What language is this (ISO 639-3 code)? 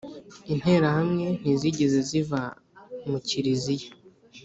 kin